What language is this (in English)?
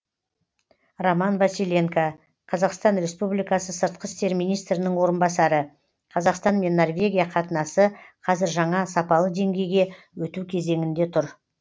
Kazakh